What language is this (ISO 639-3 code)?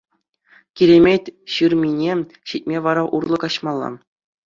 chv